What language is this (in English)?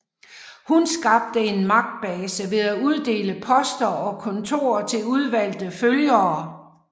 Danish